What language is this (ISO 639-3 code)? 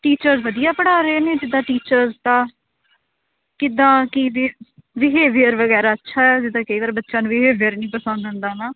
pan